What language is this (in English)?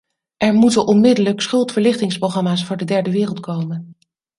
Dutch